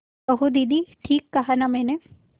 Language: Hindi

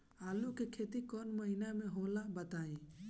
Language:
Bhojpuri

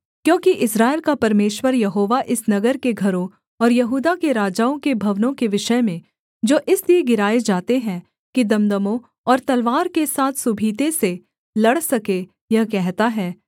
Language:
Hindi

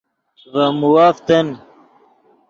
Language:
Yidgha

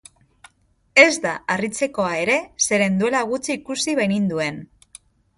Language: Basque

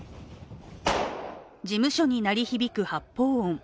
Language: Japanese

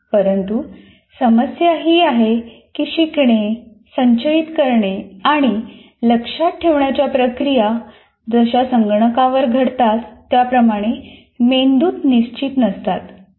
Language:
Marathi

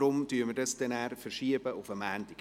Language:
Swiss German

